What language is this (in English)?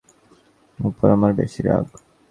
Bangla